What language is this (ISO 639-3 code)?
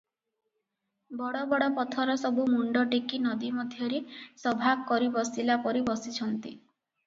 ori